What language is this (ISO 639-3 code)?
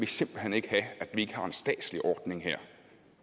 dan